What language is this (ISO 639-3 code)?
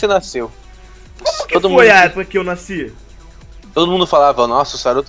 por